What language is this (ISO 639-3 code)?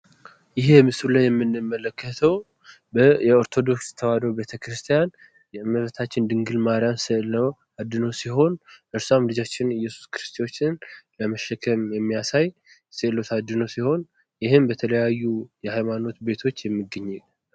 amh